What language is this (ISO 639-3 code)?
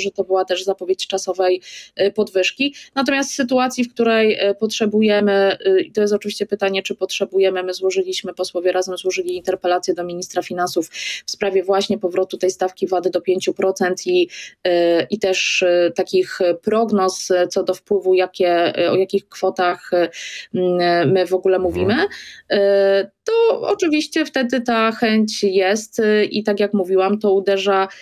pol